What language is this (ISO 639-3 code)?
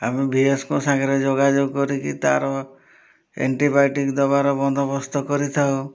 ori